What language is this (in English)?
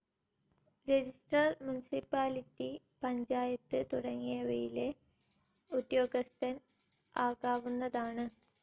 Malayalam